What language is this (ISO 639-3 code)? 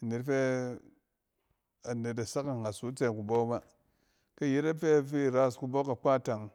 cen